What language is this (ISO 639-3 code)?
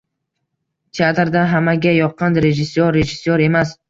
uzb